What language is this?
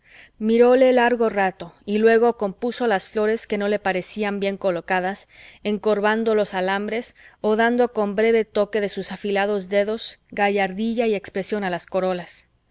Spanish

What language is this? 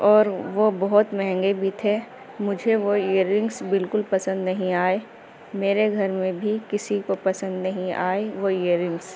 Urdu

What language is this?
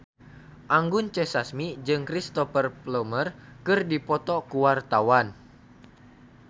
Sundanese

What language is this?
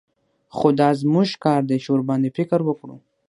Pashto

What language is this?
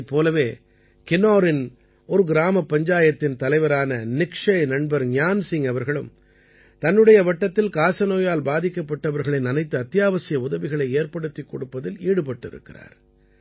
Tamil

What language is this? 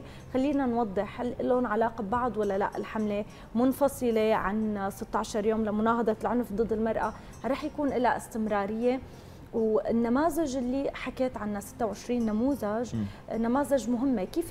Arabic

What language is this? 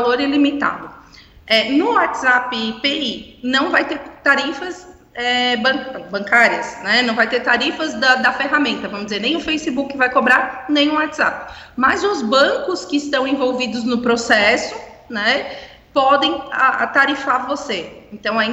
Portuguese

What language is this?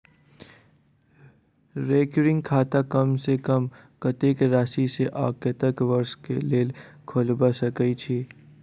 Maithili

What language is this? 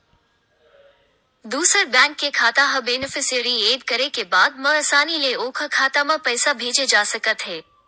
Chhattisgarhi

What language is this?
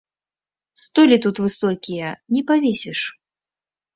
Belarusian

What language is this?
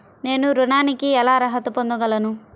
Telugu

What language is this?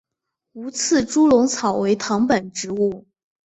Chinese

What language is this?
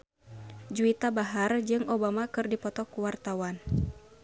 Sundanese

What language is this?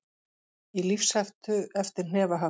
Icelandic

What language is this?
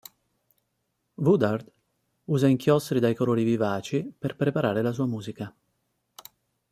Italian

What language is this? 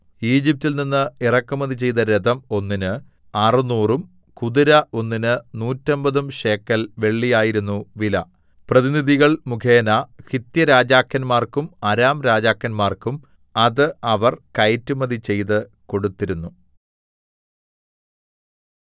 Malayalam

